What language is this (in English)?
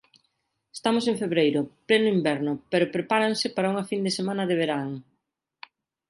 Galician